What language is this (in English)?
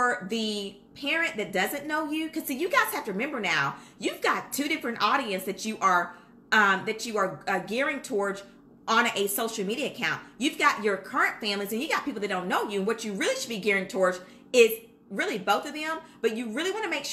English